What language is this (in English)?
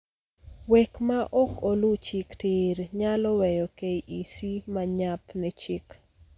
Luo (Kenya and Tanzania)